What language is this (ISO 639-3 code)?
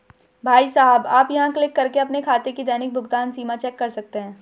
hin